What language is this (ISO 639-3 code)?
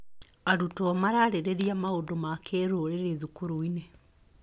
kik